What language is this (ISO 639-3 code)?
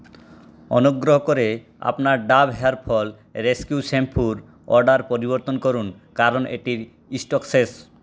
ben